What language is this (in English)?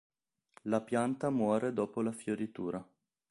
Italian